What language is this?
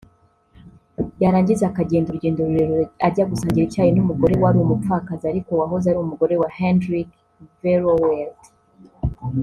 Kinyarwanda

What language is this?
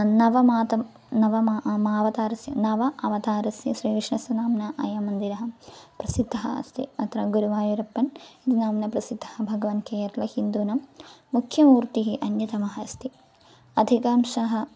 Sanskrit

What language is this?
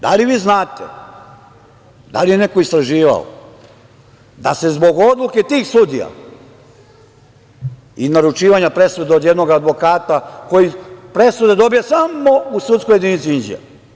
Serbian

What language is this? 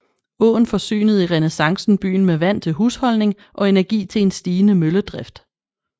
Danish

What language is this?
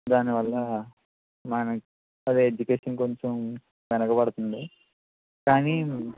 Telugu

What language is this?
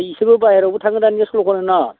Bodo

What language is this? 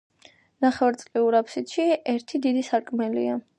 Georgian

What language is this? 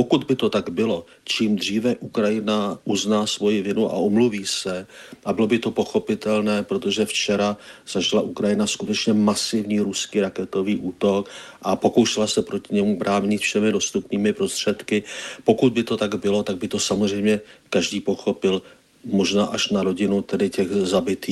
Czech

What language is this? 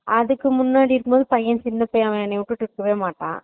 Tamil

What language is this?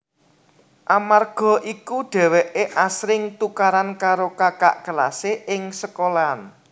Javanese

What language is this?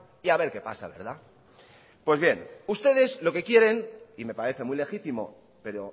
Spanish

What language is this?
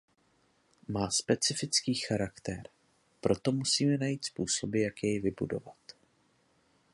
Czech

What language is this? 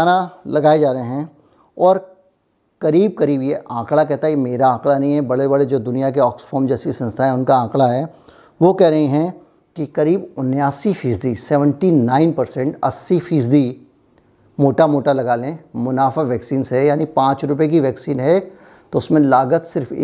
Hindi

